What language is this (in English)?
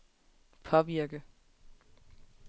Danish